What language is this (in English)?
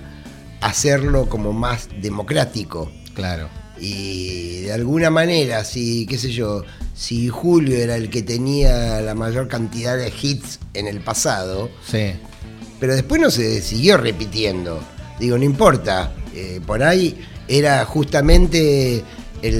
Spanish